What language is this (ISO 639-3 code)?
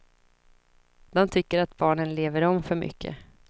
swe